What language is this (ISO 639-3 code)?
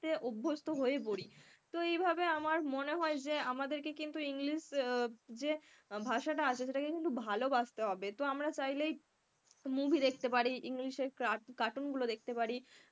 ben